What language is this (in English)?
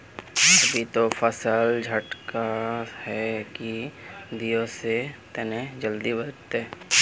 Magahi